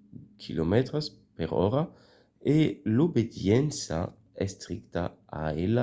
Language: Occitan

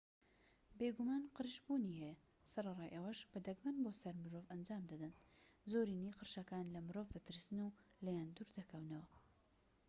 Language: Central Kurdish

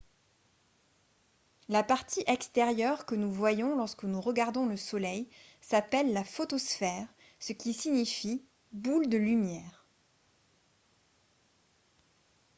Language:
French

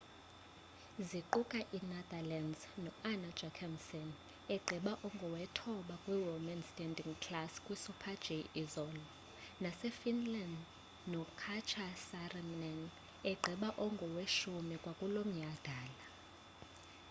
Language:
Xhosa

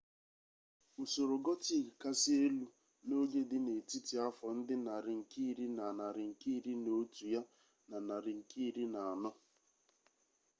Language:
Igbo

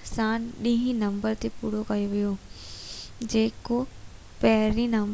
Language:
Sindhi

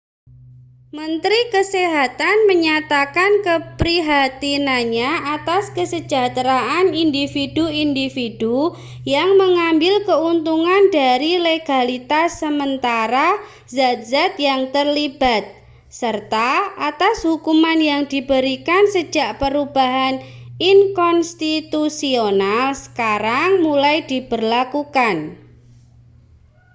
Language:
Indonesian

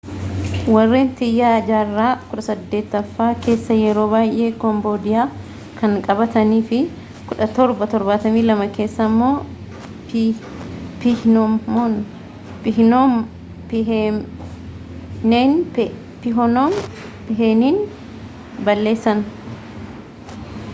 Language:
Oromo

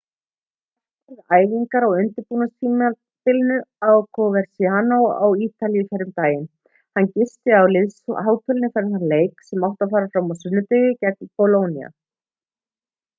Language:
Icelandic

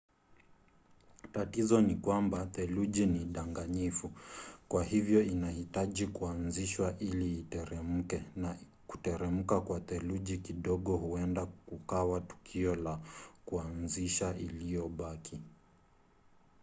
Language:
Swahili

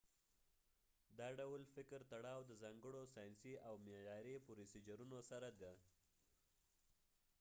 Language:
Pashto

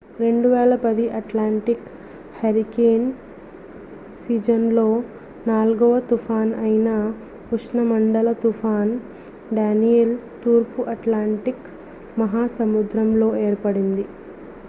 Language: Telugu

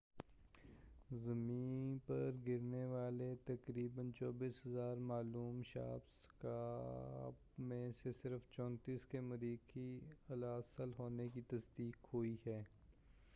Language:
Urdu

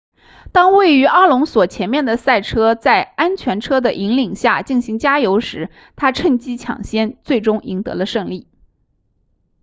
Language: Chinese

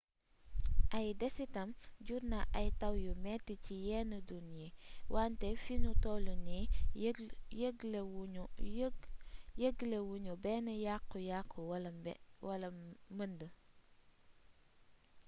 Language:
Wolof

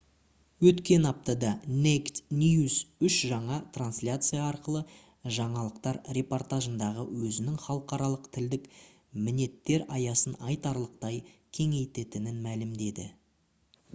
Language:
Kazakh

